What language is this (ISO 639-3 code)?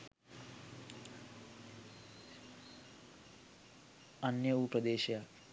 sin